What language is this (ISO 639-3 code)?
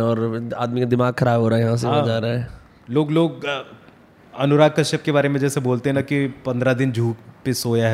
hin